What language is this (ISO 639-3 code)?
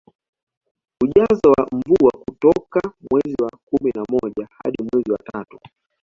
swa